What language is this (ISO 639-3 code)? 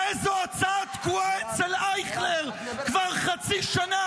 heb